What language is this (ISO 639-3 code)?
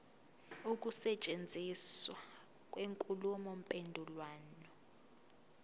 zul